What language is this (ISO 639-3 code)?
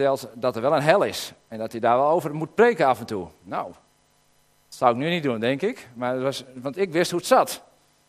nld